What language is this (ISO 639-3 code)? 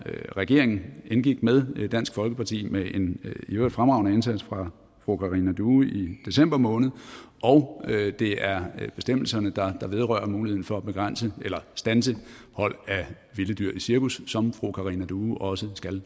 dan